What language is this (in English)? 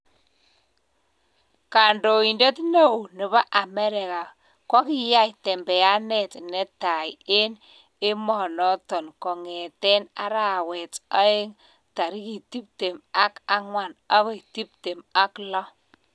Kalenjin